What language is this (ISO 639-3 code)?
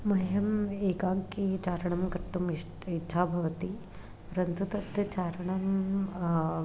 san